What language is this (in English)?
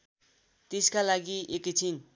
Nepali